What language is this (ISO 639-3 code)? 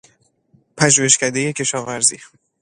fas